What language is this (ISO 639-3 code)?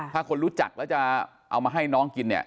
tha